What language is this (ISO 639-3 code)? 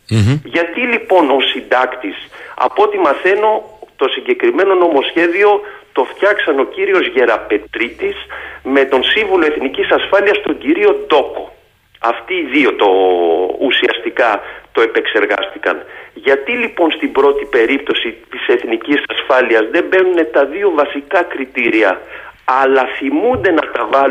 ell